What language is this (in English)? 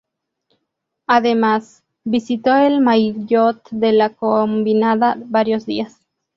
Spanish